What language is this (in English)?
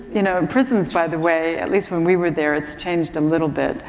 English